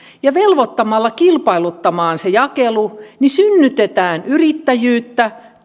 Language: Finnish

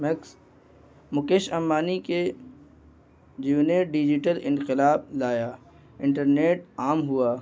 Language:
Urdu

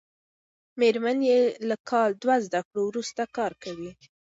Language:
Pashto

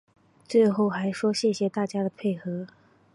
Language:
Chinese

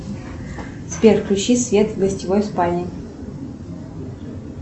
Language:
Russian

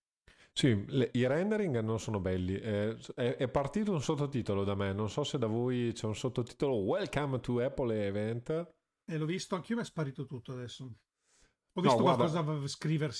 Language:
Italian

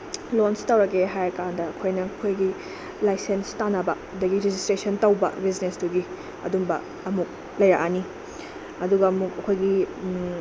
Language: Manipuri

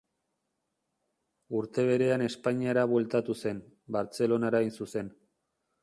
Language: Basque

